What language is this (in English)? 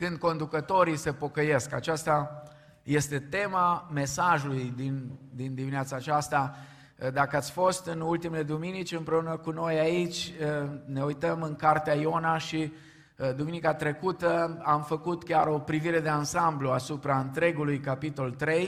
Romanian